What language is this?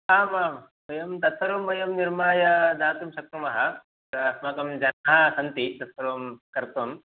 Sanskrit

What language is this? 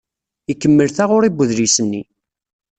Kabyle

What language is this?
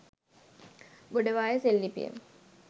Sinhala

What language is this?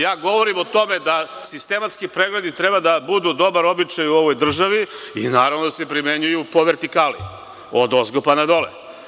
Serbian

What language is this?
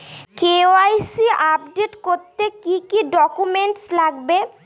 Bangla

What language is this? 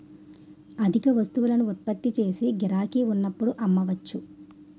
Telugu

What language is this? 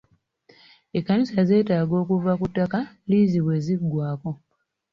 Ganda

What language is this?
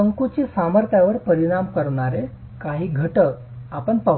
Marathi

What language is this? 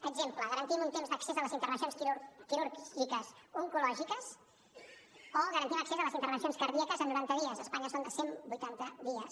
Catalan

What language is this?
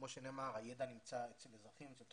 Hebrew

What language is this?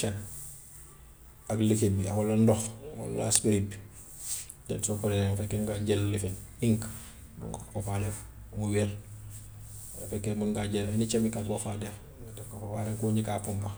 Gambian Wolof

